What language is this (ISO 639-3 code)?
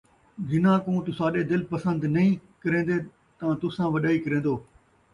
skr